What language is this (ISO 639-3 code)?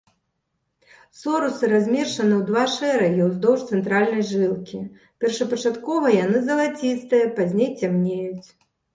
bel